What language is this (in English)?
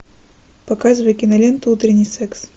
Russian